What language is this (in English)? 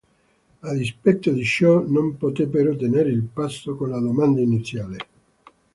Italian